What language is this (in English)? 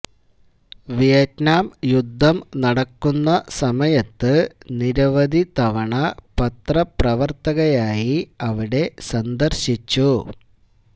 Malayalam